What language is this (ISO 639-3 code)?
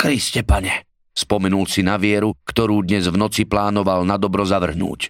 slk